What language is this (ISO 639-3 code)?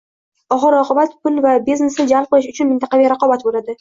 uzb